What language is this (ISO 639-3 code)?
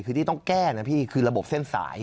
tha